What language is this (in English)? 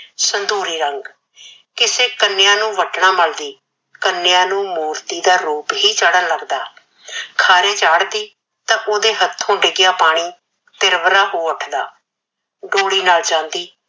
Punjabi